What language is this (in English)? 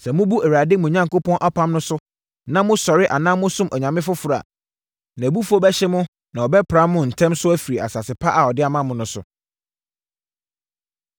Akan